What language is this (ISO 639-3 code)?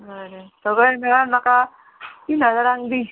kok